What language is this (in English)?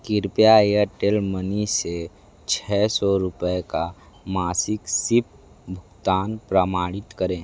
Hindi